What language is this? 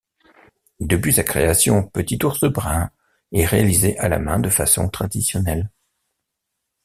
French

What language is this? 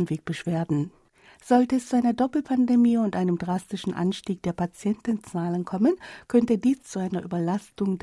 German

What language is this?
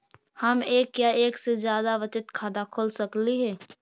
Magahi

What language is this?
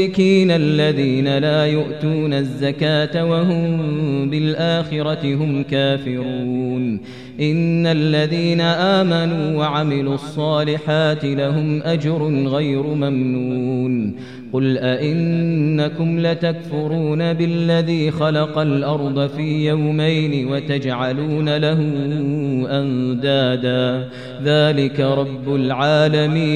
Arabic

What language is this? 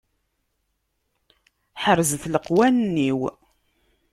Kabyle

